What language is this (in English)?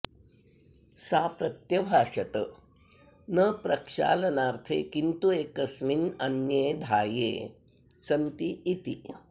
Sanskrit